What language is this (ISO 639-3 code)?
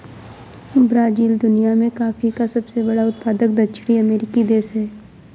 hin